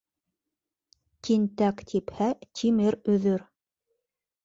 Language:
Bashkir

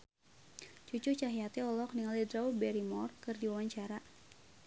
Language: Sundanese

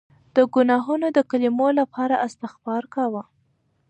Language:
Pashto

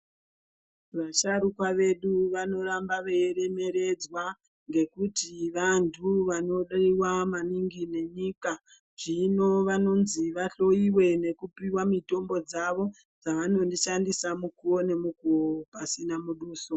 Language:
Ndau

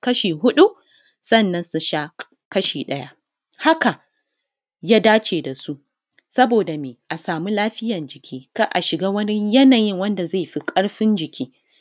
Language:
Hausa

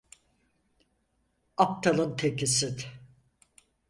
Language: Turkish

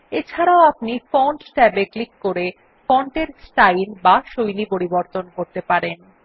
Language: Bangla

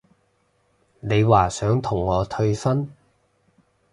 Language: Cantonese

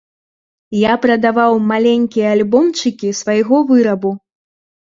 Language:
Belarusian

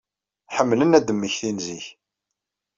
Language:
Kabyle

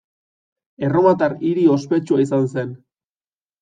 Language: Basque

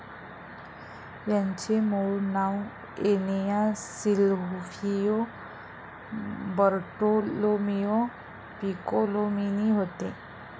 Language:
Marathi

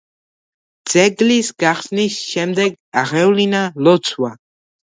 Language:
Georgian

